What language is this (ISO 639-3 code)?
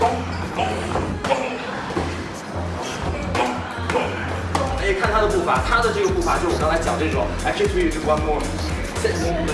zho